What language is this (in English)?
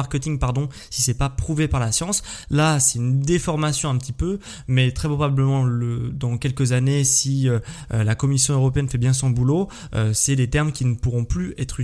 French